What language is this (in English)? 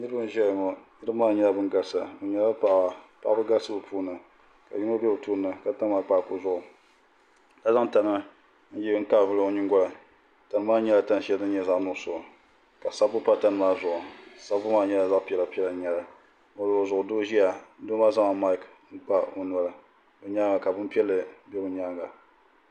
Dagbani